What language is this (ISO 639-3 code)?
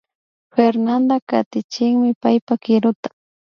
qvi